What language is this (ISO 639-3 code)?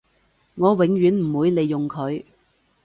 yue